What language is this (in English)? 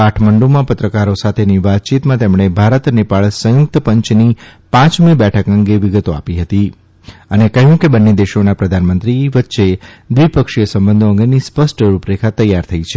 Gujarati